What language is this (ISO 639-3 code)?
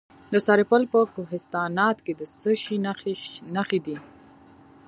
pus